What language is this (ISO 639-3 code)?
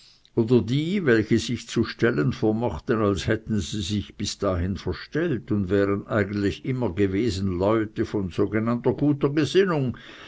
deu